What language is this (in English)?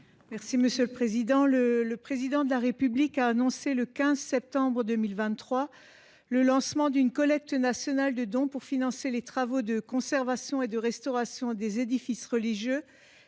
French